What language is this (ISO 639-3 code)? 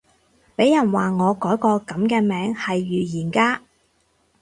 yue